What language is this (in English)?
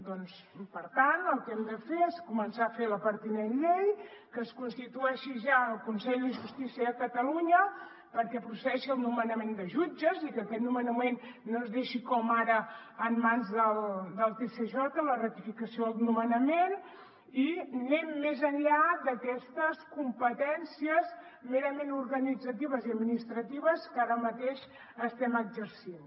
Catalan